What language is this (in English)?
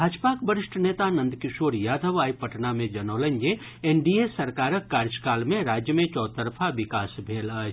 Maithili